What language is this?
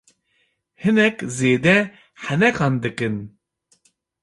Kurdish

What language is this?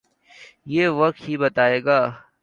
Urdu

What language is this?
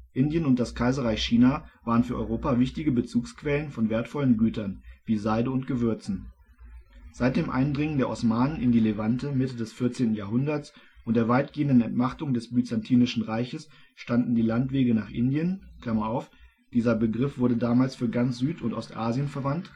German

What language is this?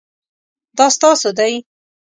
Pashto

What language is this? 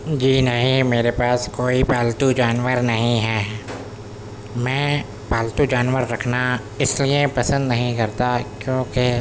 Urdu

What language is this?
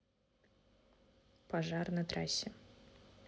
Russian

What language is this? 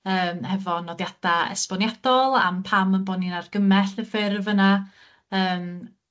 Welsh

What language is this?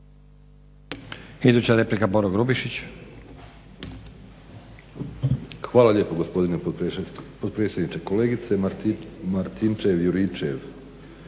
Croatian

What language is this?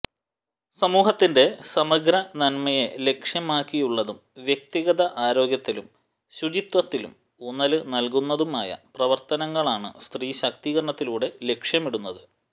Malayalam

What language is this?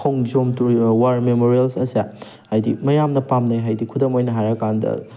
Manipuri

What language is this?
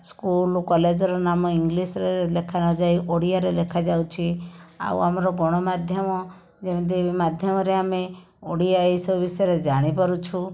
Odia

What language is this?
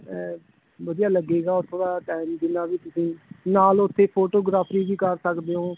Punjabi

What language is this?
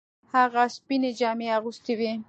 Pashto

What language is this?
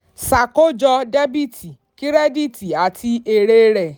Yoruba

